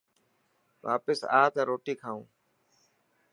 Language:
Dhatki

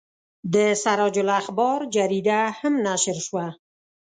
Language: Pashto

